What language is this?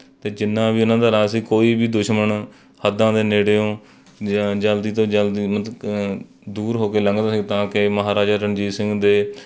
Punjabi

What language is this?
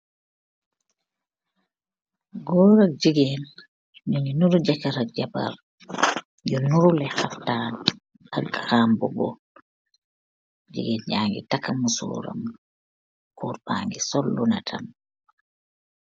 Wolof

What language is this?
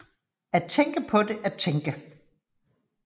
Danish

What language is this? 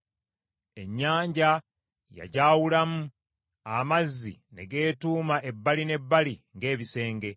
Ganda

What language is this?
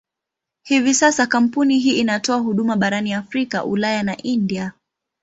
Swahili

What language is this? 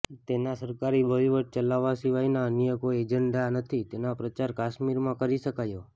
Gujarati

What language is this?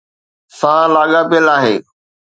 Sindhi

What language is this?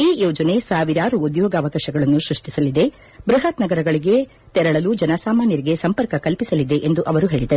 Kannada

